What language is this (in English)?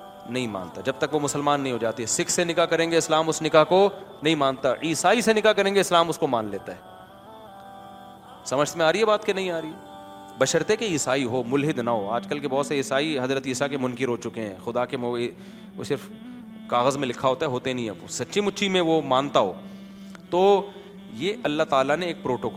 Urdu